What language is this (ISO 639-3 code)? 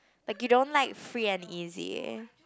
eng